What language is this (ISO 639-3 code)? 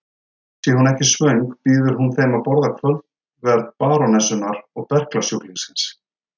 isl